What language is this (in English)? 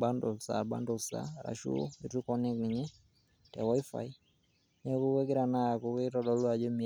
Masai